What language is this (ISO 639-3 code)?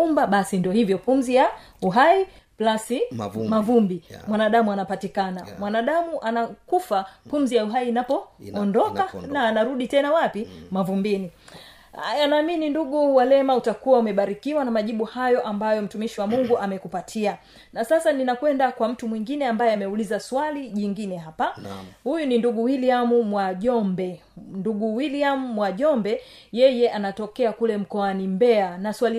swa